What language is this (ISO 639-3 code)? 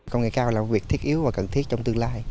vie